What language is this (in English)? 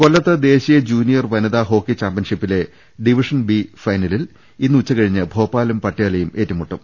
Malayalam